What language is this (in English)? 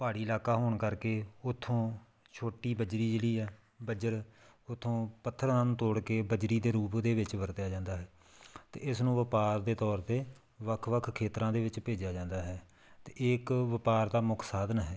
Punjabi